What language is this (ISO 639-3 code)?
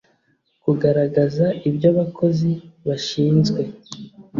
kin